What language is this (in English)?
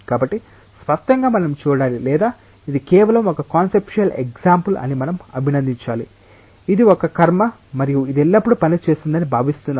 Telugu